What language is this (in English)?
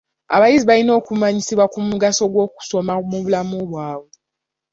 Ganda